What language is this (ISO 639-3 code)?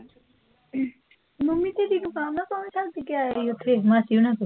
pan